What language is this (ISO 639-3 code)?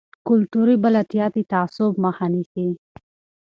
pus